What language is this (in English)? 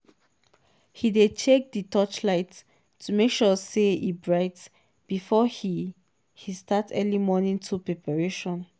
Nigerian Pidgin